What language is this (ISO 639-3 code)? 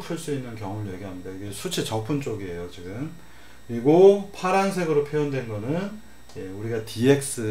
kor